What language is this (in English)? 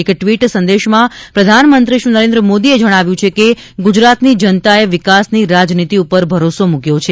Gujarati